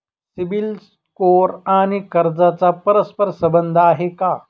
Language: Marathi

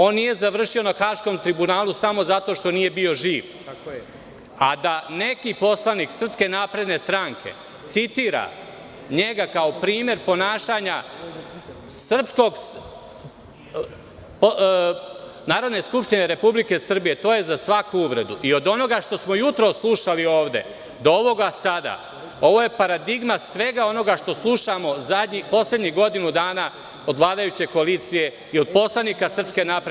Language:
Serbian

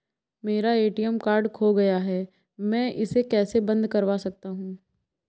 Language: Hindi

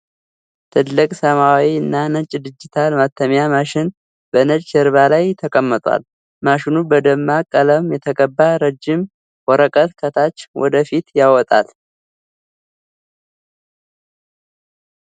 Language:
Amharic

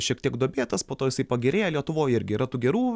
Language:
Lithuanian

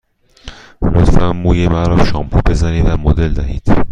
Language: Persian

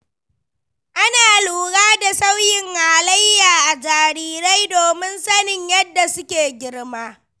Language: Hausa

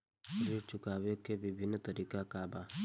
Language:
Bhojpuri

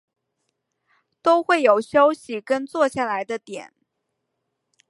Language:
Chinese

